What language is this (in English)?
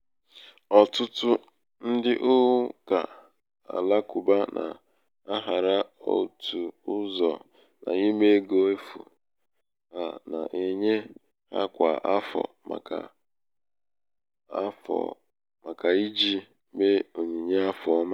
Igbo